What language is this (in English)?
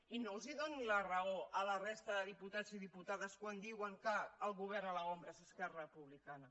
Catalan